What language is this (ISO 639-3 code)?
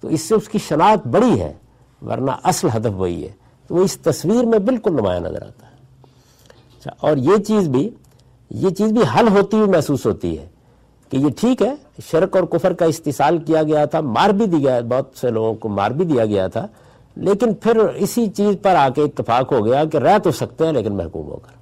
urd